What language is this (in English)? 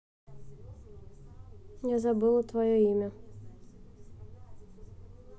Russian